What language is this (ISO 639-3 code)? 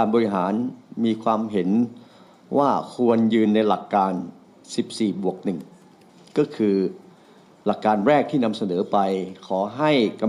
tha